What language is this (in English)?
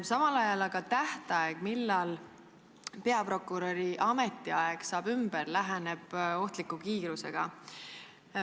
Estonian